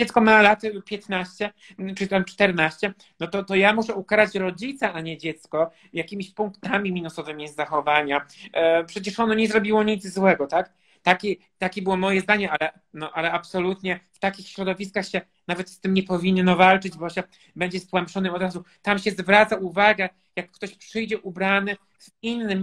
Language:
Polish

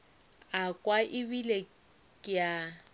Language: Northern Sotho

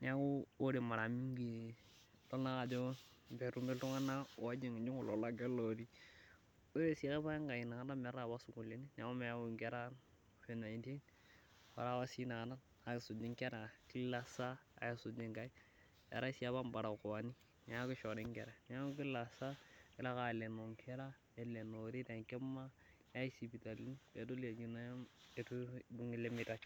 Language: Masai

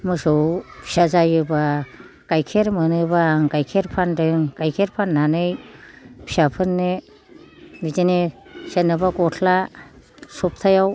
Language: Bodo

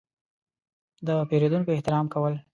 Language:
Pashto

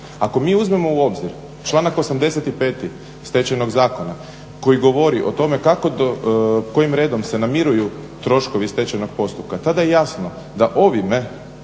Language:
Croatian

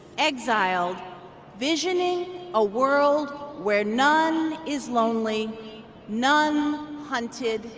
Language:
English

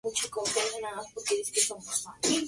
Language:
Spanish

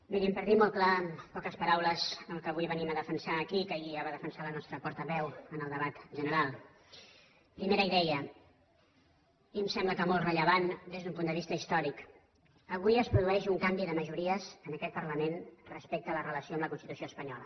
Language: Catalan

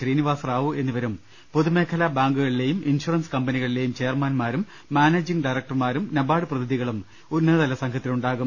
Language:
Malayalam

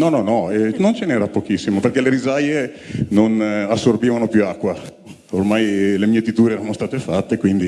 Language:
Italian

